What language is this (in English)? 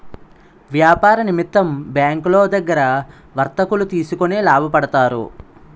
Telugu